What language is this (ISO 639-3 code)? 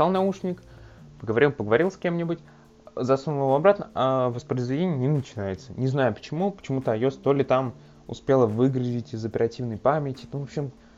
rus